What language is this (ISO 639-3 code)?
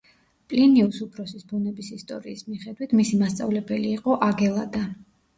kat